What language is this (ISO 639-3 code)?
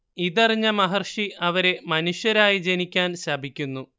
mal